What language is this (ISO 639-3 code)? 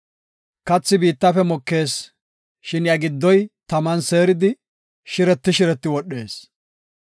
gof